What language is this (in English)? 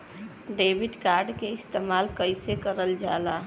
Bhojpuri